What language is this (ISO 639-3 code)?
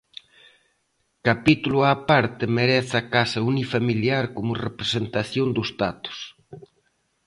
glg